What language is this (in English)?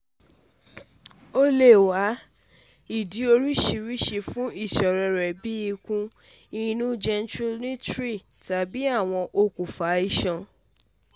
Yoruba